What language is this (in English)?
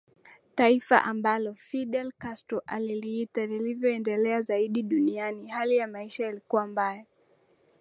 Swahili